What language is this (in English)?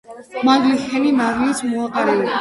Georgian